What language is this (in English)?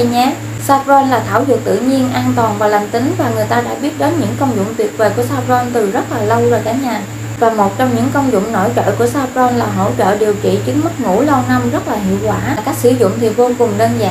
Vietnamese